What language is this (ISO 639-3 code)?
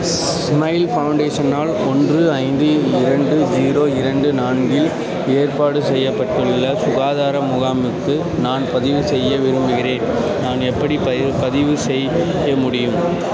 tam